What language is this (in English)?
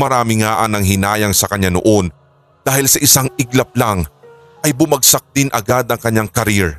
Filipino